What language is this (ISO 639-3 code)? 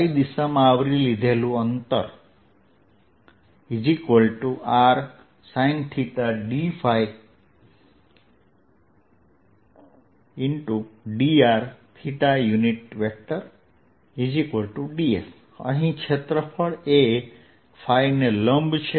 guj